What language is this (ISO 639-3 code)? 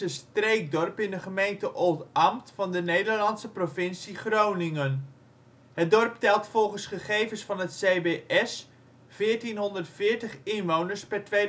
nld